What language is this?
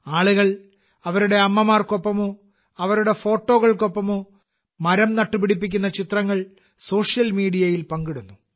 Malayalam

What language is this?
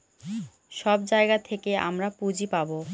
Bangla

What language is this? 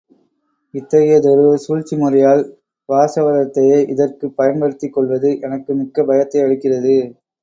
Tamil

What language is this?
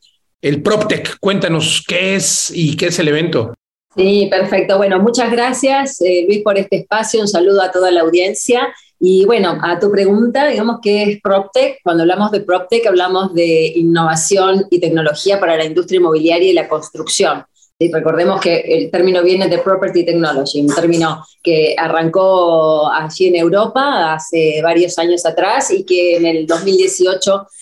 Spanish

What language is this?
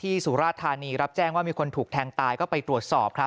Thai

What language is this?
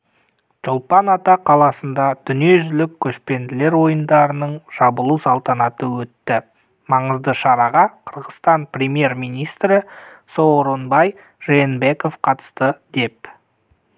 Kazakh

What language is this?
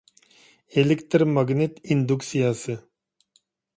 Uyghur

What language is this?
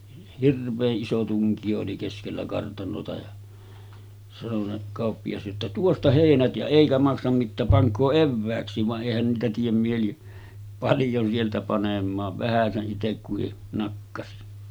Finnish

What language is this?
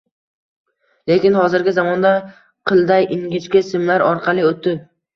Uzbek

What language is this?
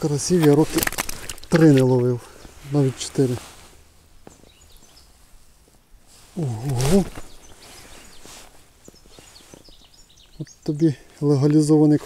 Ukrainian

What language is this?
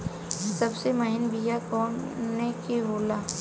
Bhojpuri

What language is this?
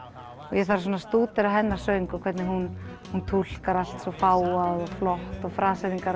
Icelandic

